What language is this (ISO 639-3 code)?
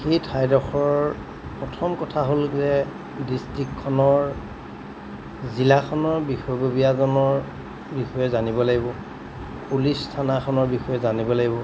asm